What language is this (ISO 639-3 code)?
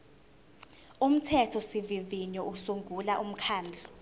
zul